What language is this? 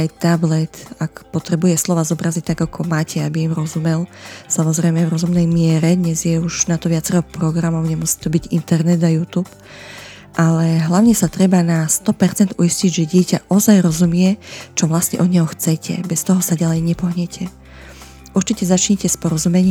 Slovak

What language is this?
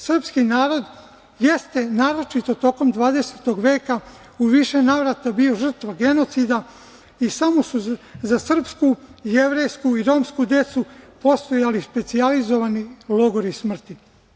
Serbian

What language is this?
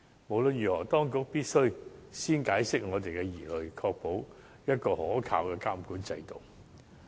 Cantonese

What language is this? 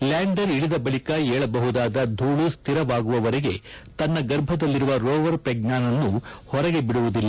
Kannada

